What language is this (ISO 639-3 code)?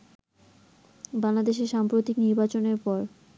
ben